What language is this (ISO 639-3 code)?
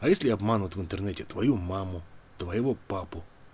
rus